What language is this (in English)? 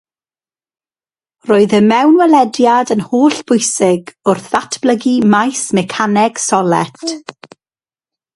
Welsh